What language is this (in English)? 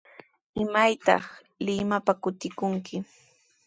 Sihuas Ancash Quechua